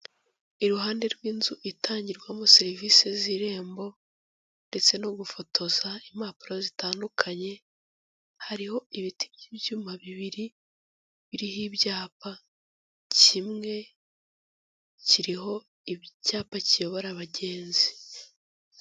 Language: Kinyarwanda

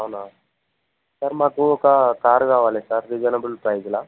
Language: Telugu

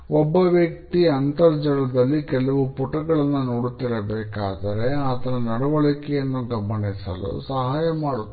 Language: Kannada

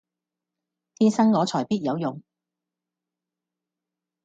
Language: Cantonese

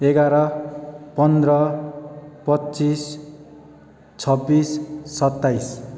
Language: Nepali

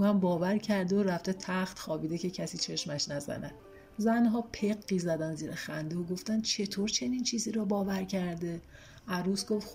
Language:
Persian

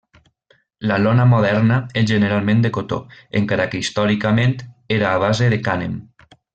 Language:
Catalan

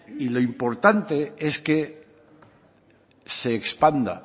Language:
Spanish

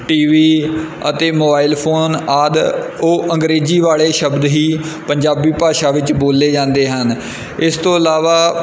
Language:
Punjabi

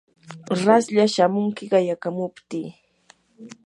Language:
Yanahuanca Pasco Quechua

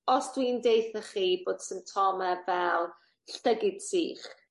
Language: Welsh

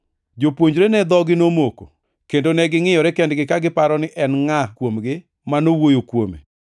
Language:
Luo (Kenya and Tanzania)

